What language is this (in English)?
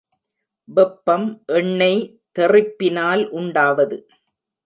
Tamil